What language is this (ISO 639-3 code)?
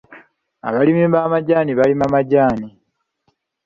lug